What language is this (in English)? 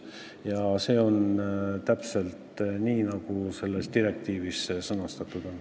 Estonian